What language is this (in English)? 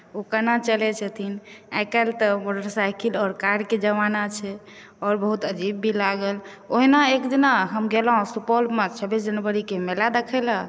Maithili